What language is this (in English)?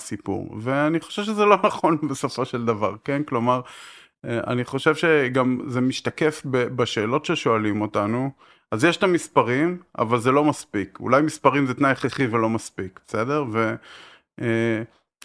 Hebrew